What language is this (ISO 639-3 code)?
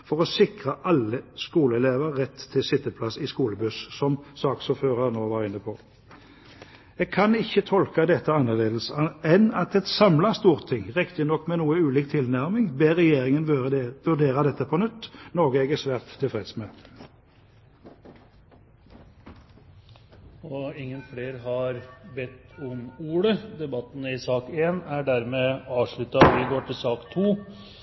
nob